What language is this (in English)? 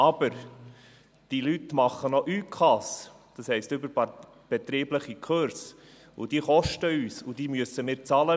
Swiss German